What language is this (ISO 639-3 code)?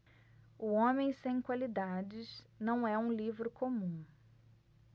por